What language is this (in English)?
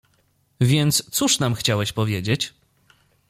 Polish